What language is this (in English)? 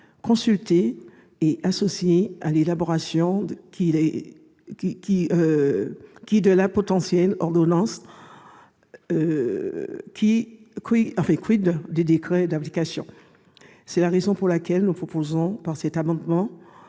French